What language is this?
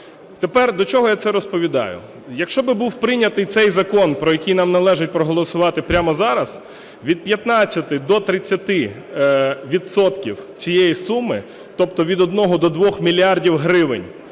Ukrainian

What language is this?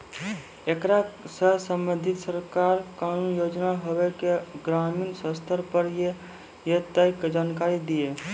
Maithili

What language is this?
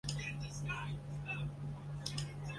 Chinese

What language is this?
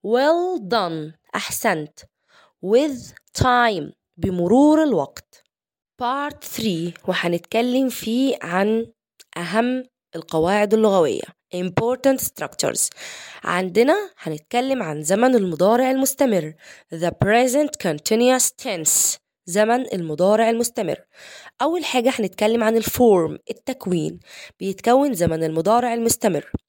Arabic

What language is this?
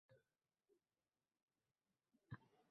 Uzbek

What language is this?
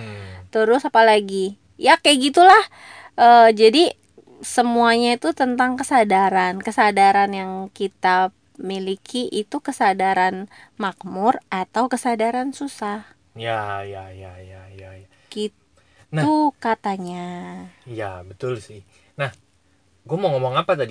Indonesian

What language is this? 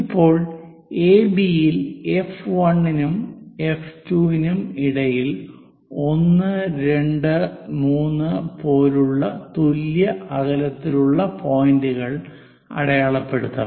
Malayalam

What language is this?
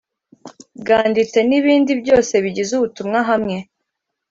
Kinyarwanda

